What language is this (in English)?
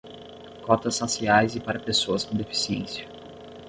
Portuguese